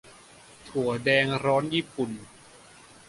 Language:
Thai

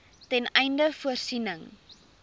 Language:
Afrikaans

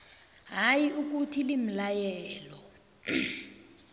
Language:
South Ndebele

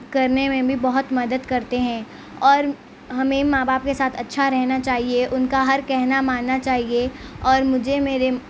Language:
Urdu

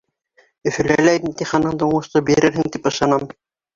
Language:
Bashkir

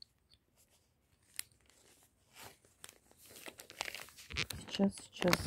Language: Russian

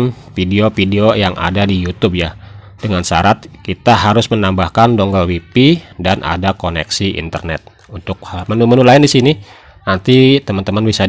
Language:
Indonesian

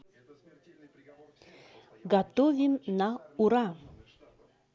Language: Russian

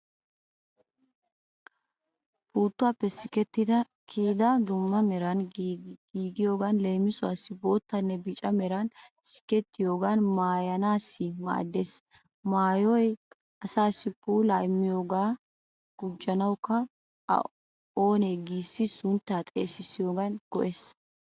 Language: Wolaytta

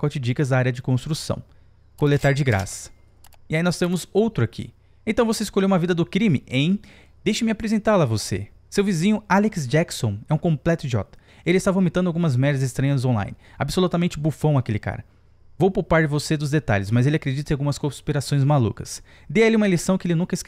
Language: Portuguese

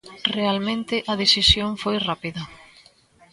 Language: Galician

